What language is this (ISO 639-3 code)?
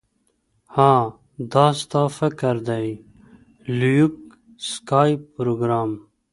pus